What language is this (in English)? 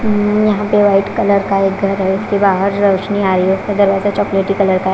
Hindi